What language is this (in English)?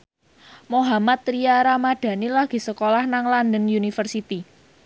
Javanese